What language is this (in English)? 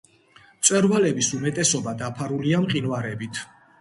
Georgian